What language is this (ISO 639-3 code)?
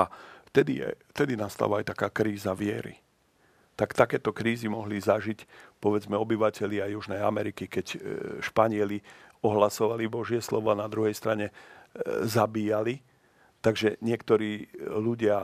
slk